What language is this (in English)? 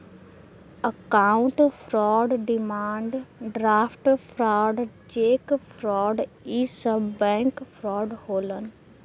Bhojpuri